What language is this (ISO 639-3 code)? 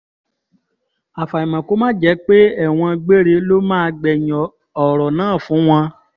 yor